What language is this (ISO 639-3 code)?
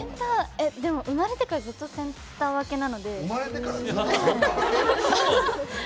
jpn